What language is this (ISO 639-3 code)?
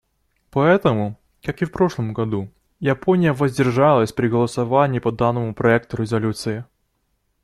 rus